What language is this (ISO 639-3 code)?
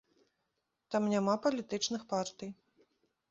bel